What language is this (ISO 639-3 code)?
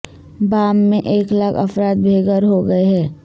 urd